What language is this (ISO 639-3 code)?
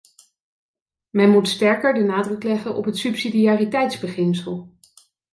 nld